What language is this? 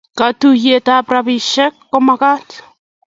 Kalenjin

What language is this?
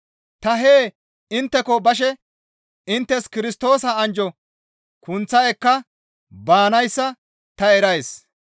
Gamo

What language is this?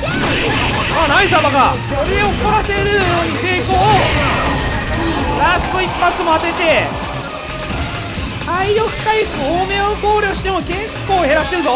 Japanese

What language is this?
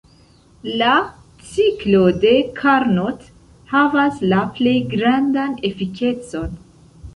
Esperanto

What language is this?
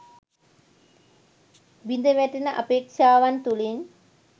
Sinhala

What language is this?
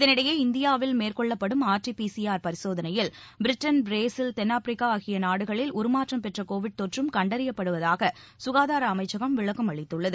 Tamil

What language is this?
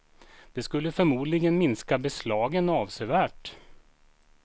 Swedish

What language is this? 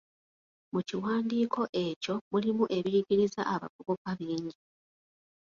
Ganda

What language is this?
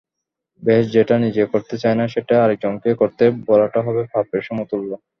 Bangla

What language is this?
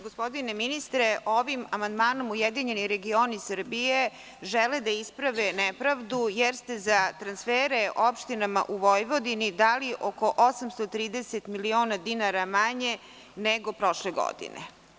Serbian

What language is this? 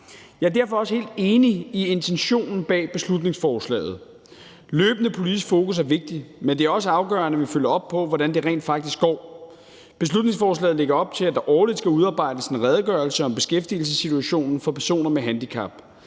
Danish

